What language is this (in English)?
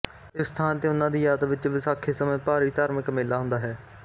Punjabi